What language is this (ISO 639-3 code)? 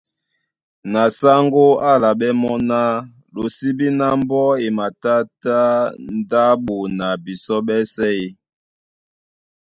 dua